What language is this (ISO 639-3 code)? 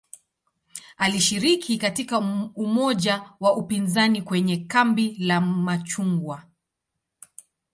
swa